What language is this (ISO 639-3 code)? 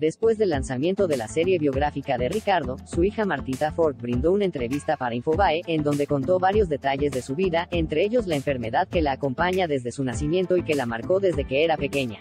spa